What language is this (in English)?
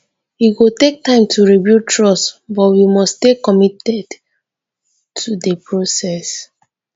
Nigerian Pidgin